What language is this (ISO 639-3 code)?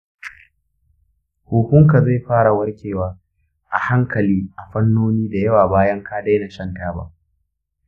hau